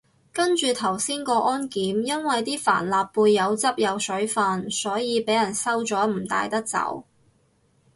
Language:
Cantonese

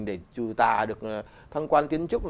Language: Vietnamese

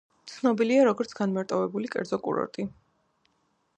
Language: Georgian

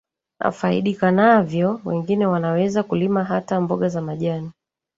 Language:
Swahili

